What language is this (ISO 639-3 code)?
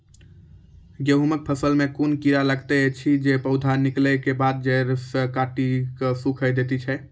mai